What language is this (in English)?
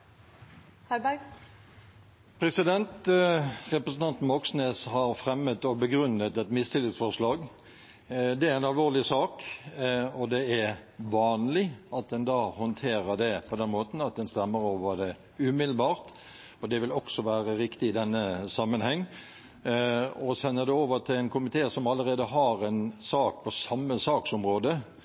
Norwegian Bokmål